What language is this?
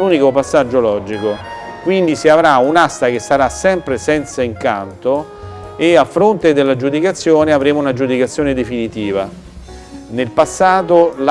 Italian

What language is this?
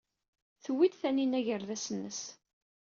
Kabyle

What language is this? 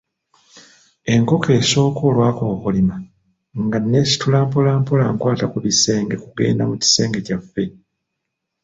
Ganda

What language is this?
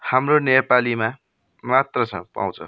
Nepali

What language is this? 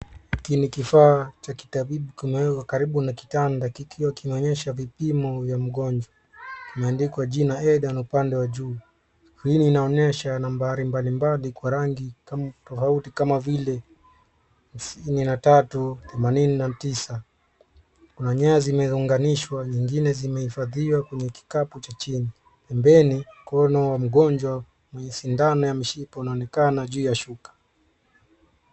Swahili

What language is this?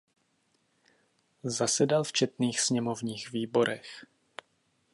Czech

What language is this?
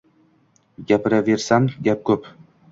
Uzbek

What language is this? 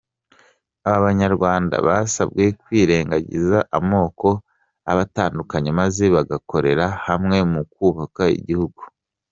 Kinyarwanda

